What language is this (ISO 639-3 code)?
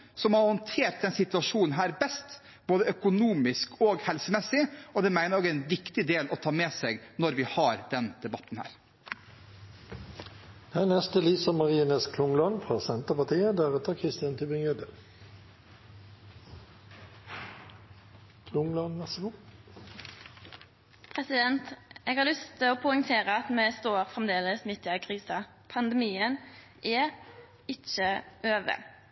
nor